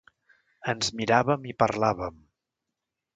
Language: Catalan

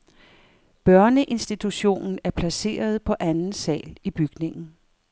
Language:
Danish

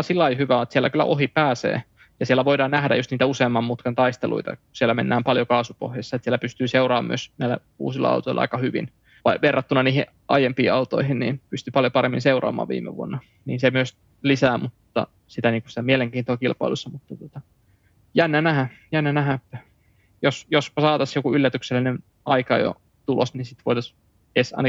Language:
Finnish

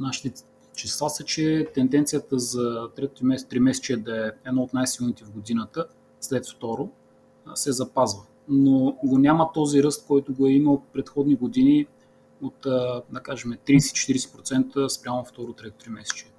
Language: Bulgarian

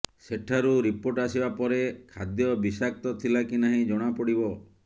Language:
Odia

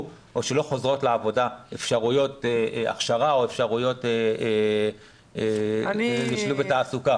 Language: Hebrew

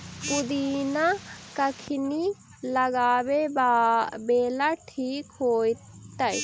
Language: Magahi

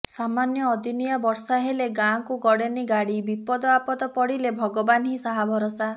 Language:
Odia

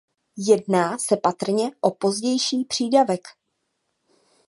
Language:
Czech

